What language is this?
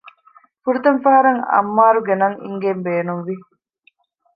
Divehi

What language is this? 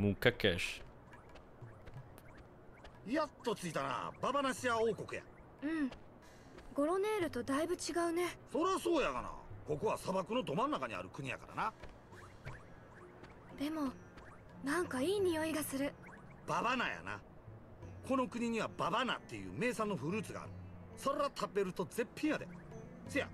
Italian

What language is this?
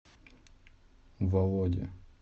Russian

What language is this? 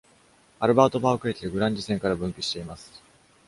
Japanese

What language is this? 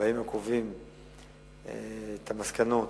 Hebrew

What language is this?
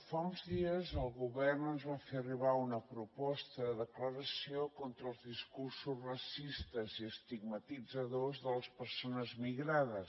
Catalan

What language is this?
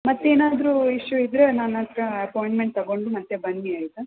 Kannada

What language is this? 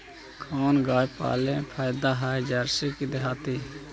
Magahi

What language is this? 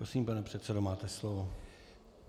Czech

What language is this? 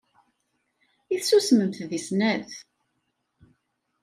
Kabyle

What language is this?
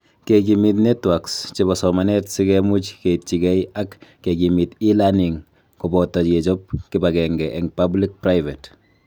Kalenjin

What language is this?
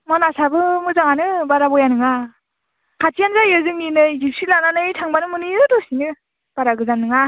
Bodo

